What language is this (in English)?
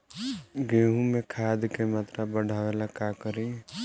Bhojpuri